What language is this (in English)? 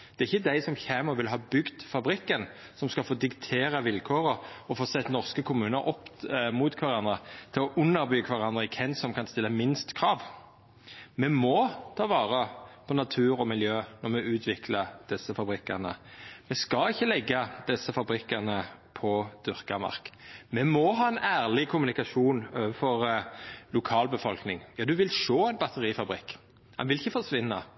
Norwegian Nynorsk